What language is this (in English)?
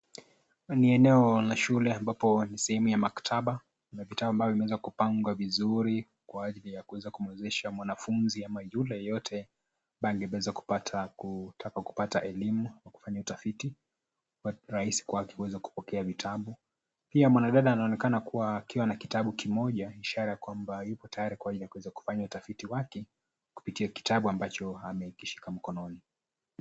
Swahili